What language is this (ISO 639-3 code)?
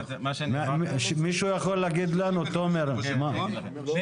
heb